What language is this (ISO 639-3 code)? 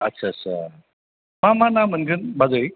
brx